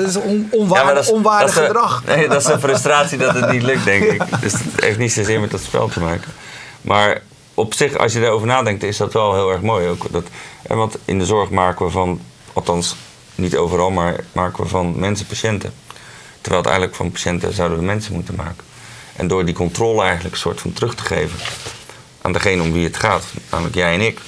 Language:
Dutch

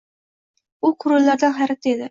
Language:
Uzbek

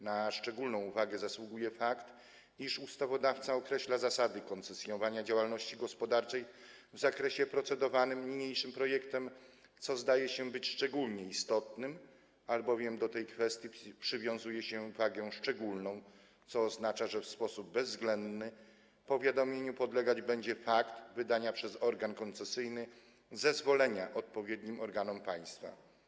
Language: Polish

